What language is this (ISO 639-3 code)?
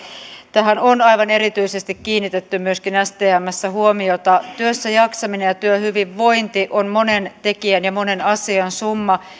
fin